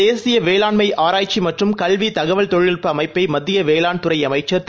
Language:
Tamil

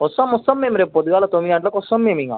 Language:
Telugu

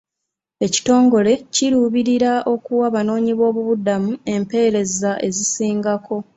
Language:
Ganda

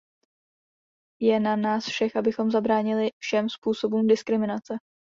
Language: Czech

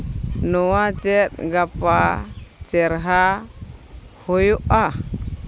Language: Santali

